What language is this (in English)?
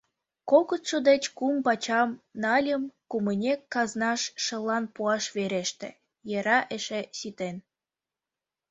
Mari